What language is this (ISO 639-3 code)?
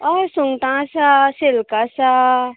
kok